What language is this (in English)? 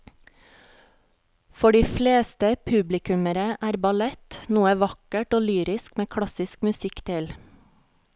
Norwegian